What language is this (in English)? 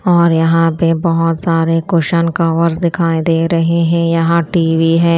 Hindi